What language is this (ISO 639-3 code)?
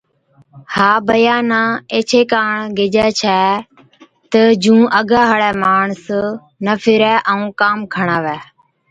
odk